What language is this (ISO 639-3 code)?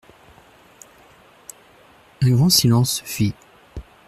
fra